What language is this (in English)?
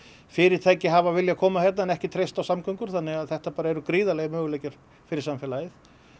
Icelandic